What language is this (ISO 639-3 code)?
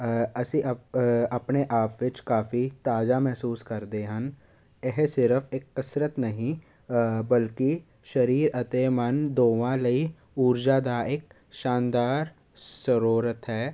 pan